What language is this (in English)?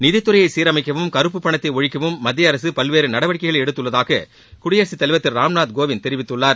Tamil